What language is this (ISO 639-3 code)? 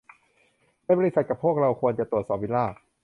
tha